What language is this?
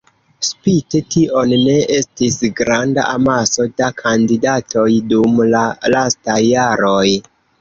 Esperanto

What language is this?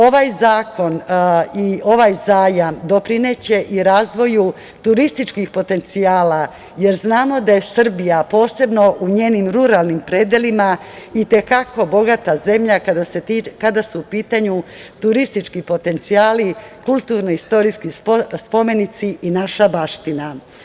Serbian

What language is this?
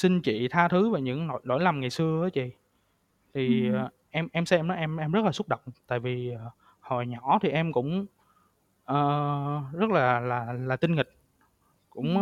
Vietnamese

